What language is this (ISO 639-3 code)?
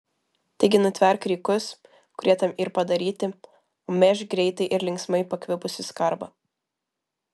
lit